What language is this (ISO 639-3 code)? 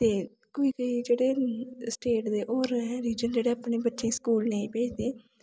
doi